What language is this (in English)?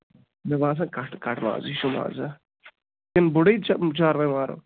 Kashmiri